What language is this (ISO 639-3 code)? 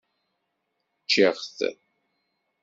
kab